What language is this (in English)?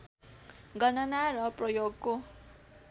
Nepali